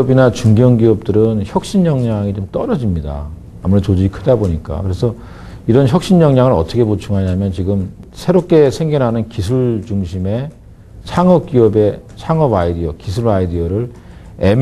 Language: Korean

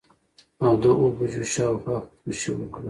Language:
Pashto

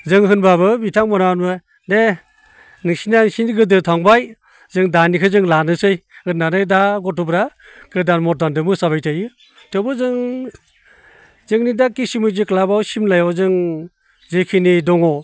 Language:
Bodo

